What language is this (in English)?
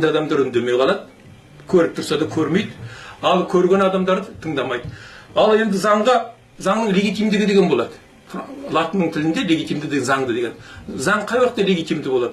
Kazakh